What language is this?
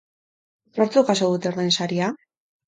Basque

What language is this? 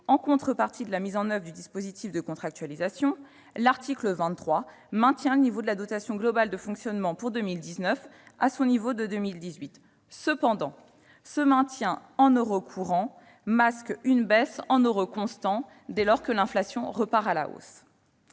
French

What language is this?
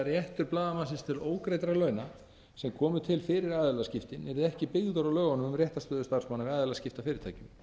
Icelandic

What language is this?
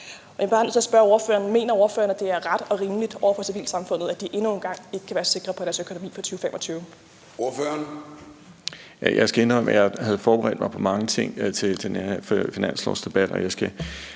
Danish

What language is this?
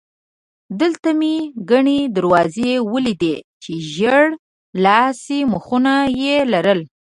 Pashto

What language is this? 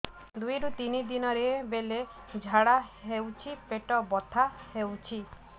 Odia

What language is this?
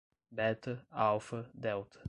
Portuguese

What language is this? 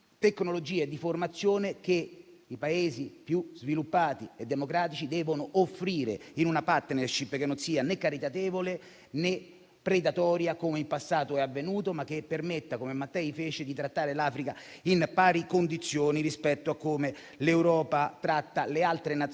Italian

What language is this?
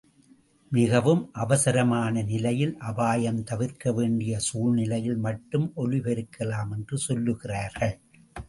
Tamil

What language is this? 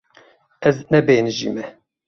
Kurdish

